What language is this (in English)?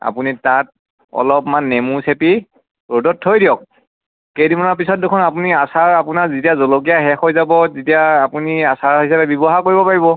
Assamese